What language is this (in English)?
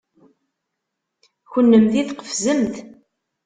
Kabyle